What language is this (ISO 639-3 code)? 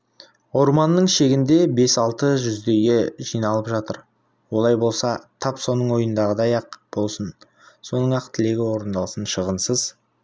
kaz